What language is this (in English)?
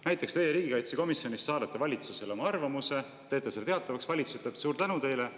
Estonian